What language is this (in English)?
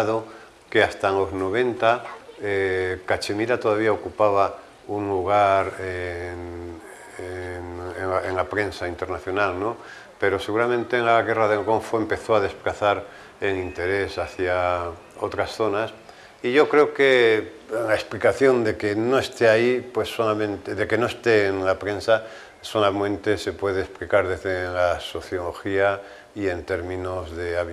Spanish